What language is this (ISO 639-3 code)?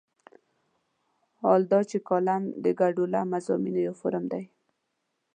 pus